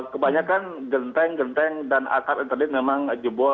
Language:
Indonesian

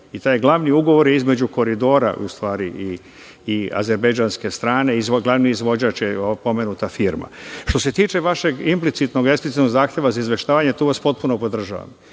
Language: Serbian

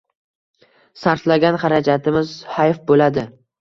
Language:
Uzbek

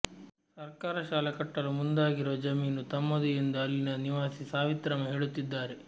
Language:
Kannada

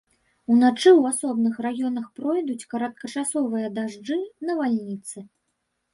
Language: Belarusian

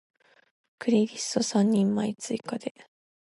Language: Japanese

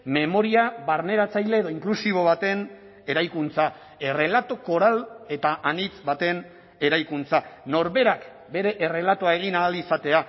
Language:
Basque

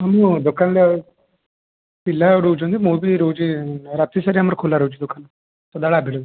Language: Odia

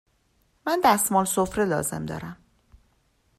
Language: Persian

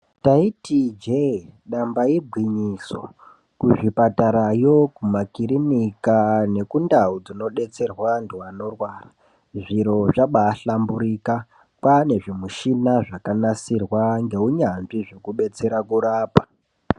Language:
Ndau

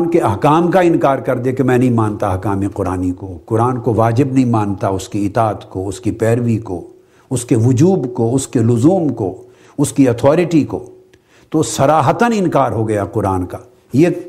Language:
Urdu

